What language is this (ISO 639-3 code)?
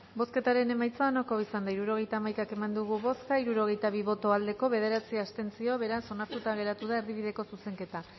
eus